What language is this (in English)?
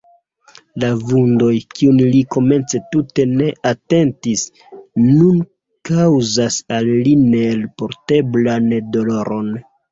Esperanto